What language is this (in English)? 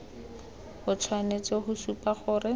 Tswana